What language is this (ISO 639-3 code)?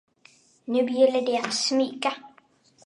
swe